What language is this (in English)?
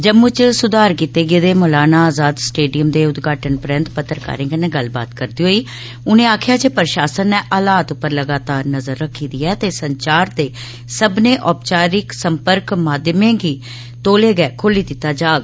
Dogri